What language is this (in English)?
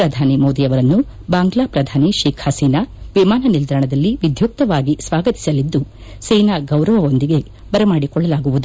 Kannada